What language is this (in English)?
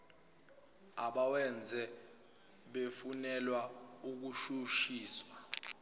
Zulu